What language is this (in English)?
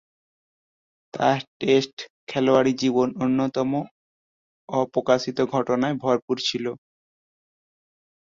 Bangla